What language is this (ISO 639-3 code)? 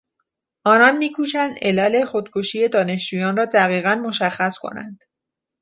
fas